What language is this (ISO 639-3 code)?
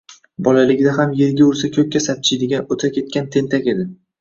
uzb